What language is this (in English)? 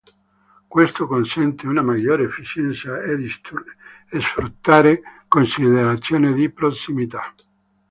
Italian